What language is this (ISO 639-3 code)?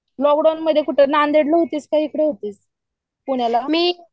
mar